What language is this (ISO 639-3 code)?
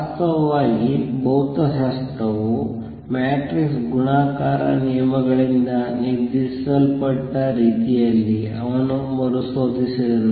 kan